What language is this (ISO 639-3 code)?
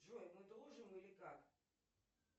rus